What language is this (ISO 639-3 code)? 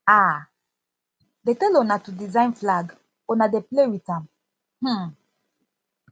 pcm